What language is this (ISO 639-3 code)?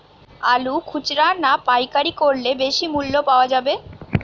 ben